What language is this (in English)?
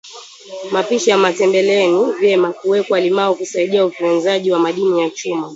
Swahili